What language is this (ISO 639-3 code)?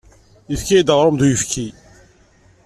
kab